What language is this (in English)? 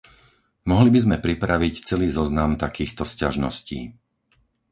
Slovak